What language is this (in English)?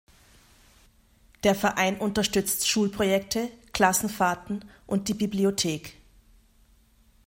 German